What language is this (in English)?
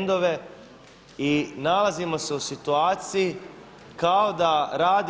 Croatian